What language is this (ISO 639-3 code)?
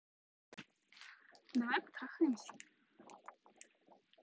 rus